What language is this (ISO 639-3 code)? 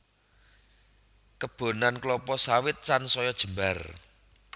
jav